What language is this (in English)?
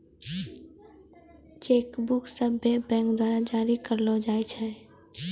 Maithili